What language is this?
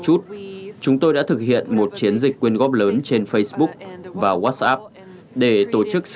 Vietnamese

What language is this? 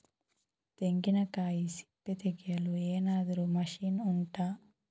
Kannada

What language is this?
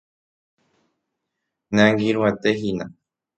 Guarani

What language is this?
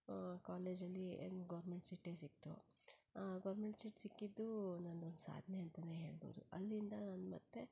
Kannada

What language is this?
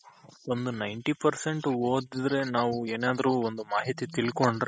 Kannada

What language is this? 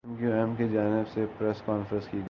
Urdu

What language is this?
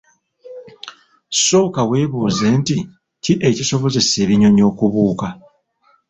Ganda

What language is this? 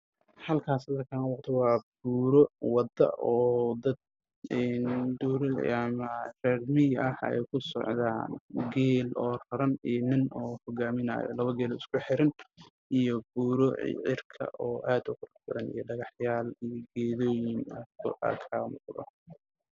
Somali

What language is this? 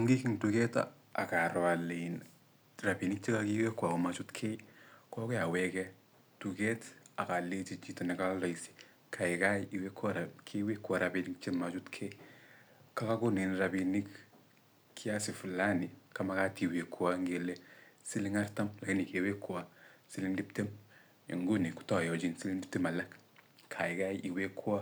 Kalenjin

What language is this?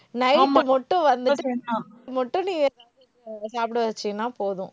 Tamil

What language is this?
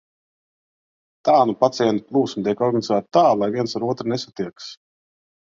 Latvian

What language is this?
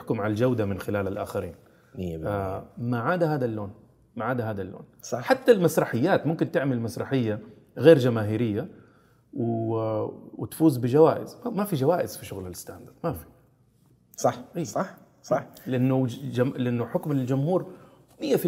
Arabic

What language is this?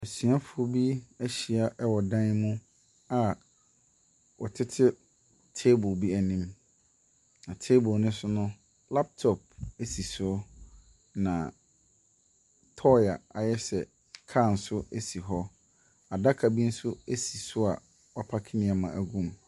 Akan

